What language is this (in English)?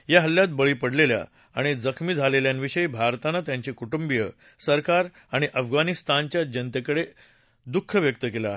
Marathi